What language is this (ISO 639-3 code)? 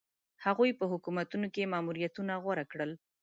pus